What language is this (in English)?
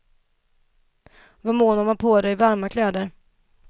Swedish